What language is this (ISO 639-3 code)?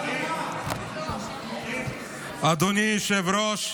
heb